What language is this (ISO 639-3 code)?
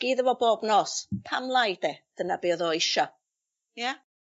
cym